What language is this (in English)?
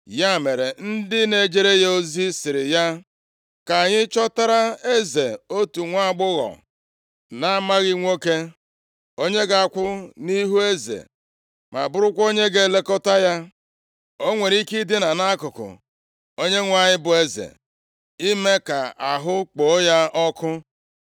Igbo